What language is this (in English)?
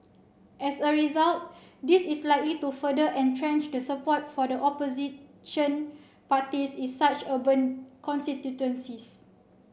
English